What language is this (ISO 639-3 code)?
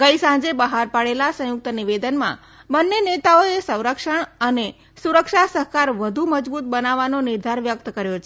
guj